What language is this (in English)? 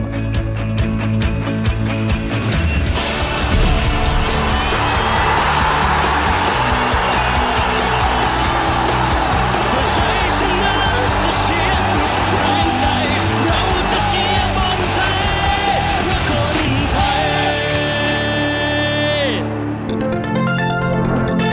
Thai